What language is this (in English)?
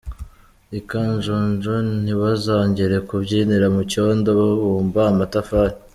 Kinyarwanda